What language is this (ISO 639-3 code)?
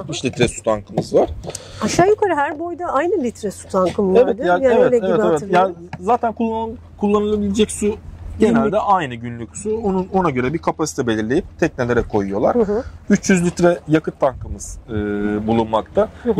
tur